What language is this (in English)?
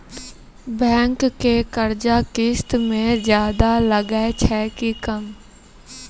Maithili